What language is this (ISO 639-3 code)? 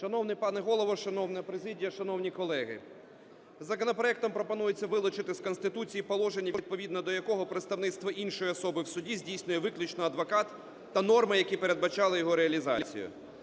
ukr